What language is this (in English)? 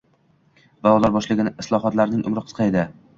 Uzbek